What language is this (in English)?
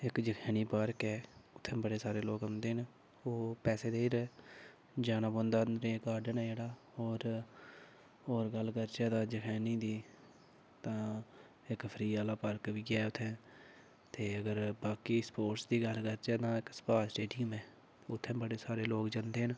Dogri